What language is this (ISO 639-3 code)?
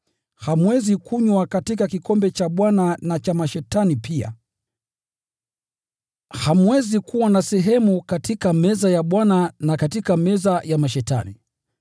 swa